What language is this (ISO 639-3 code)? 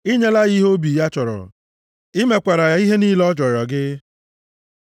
ibo